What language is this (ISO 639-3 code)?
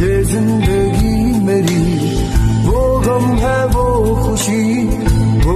ara